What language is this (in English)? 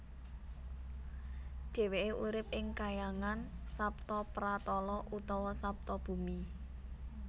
Javanese